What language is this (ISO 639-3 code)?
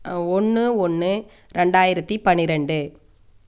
tam